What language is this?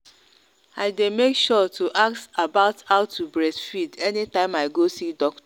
Nigerian Pidgin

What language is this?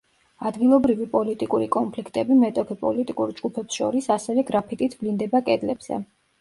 Georgian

